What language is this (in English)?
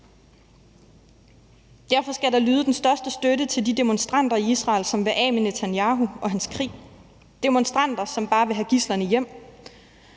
Danish